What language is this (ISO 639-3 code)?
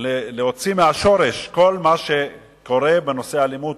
heb